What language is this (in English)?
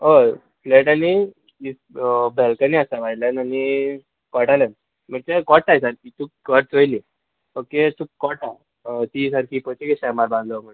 Konkani